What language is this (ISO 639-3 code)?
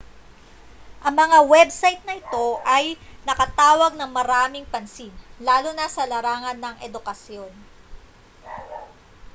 fil